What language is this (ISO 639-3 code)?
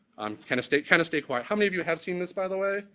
eng